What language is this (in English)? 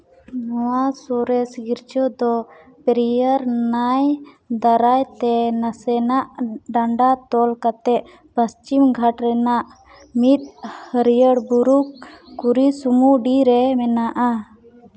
Santali